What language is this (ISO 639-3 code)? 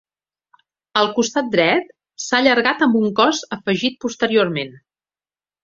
cat